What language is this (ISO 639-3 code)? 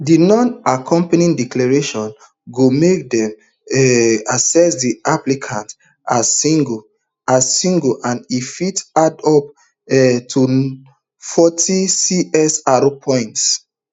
pcm